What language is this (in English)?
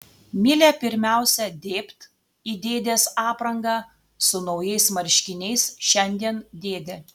Lithuanian